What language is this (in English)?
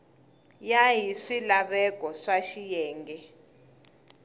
Tsonga